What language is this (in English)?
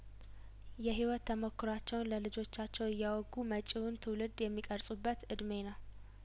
Amharic